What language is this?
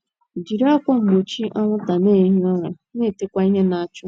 Igbo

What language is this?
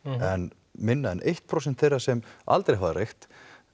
Icelandic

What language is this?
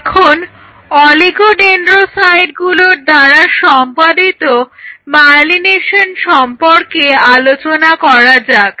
Bangla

